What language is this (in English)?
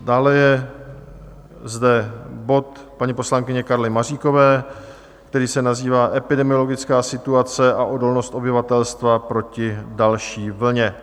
Czech